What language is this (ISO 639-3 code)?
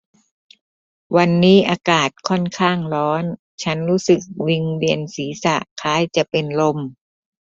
tha